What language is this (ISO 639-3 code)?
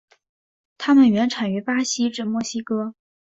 zho